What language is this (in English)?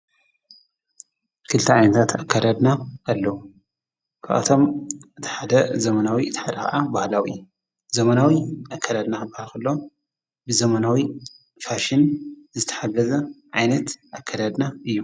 Tigrinya